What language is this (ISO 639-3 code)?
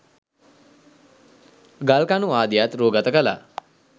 sin